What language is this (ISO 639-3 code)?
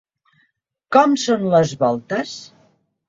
cat